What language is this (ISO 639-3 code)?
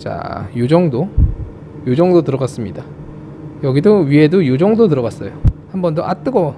kor